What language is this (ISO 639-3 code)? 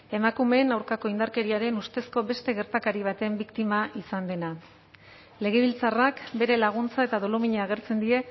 eus